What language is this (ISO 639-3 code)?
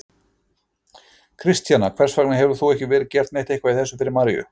isl